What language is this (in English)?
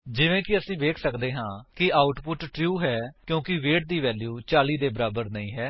Punjabi